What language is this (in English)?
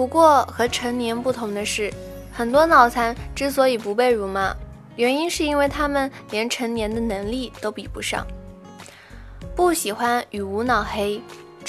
Chinese